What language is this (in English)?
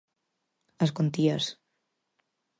Galician